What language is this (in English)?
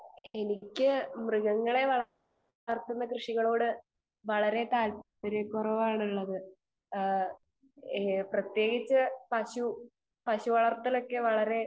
Malayalam